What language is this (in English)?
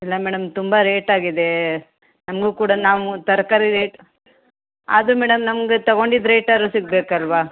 Kannada